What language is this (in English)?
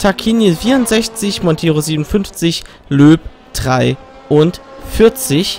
German